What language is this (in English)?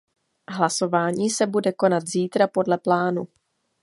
Czech